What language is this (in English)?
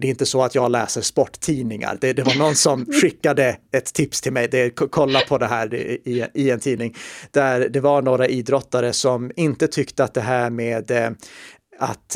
Swedish